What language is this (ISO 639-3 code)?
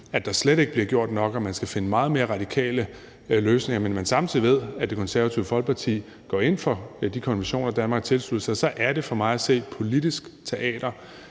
dan